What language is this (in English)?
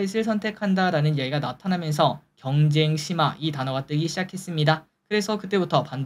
Korean